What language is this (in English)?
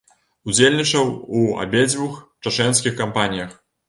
Belarusian